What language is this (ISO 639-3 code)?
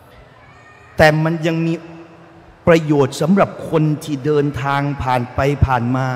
tha